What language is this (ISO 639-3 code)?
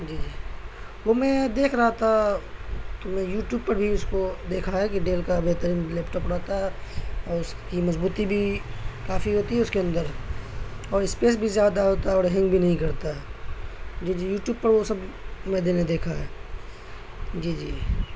urd